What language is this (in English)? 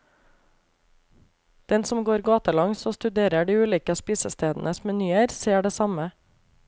Norwegian